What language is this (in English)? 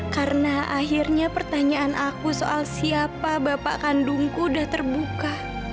Indonesian